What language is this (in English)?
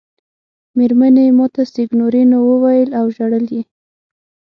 Pashto